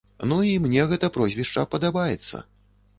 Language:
Belarusian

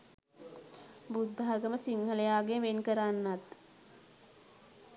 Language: Sinhala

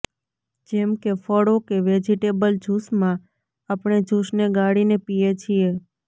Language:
Gujarati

